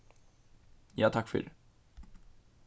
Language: Faroese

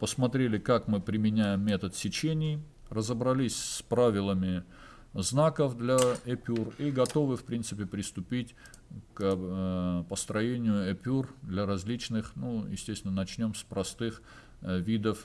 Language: Russian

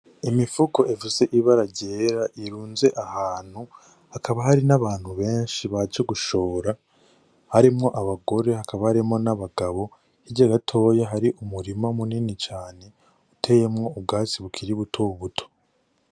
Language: Rundi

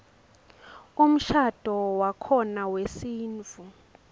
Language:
Swati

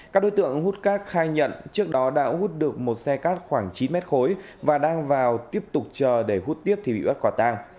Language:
Vietnamese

